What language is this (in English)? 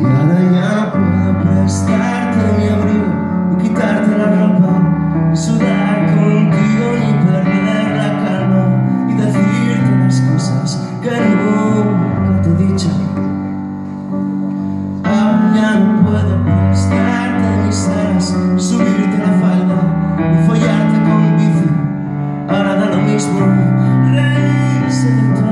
Spanish